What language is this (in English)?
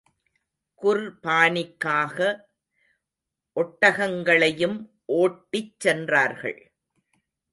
Tamil